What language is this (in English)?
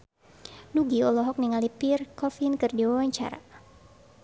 Sundanese